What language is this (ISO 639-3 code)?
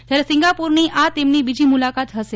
guj